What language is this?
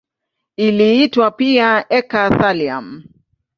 Swahili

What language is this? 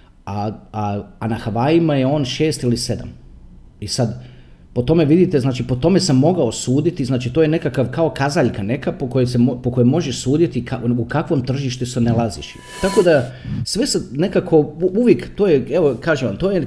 Croatian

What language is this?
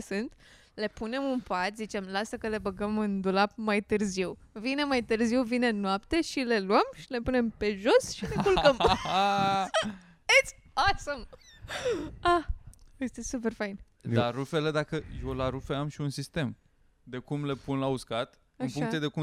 Romanian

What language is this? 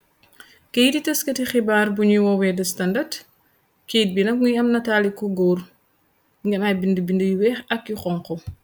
Wolof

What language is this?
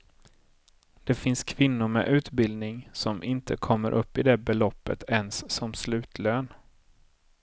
Swedish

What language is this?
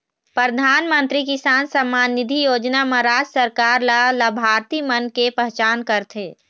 Chhattisgarhi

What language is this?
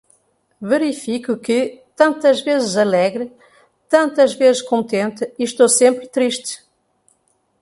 Portuguese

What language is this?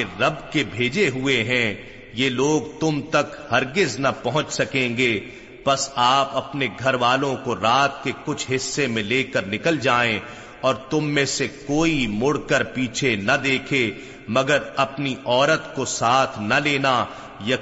Urdu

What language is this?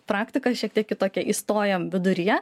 Lithuanian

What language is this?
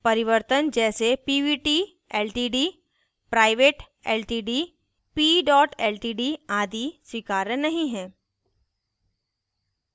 Hindi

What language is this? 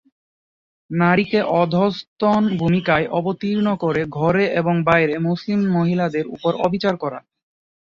Bangla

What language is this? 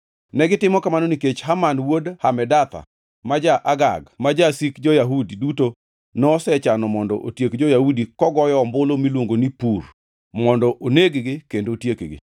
Luo (Kenya and Tanzania)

